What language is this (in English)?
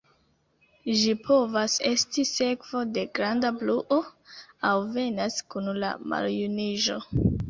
Esperanto